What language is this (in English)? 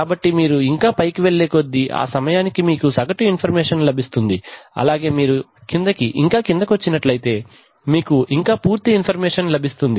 Telugu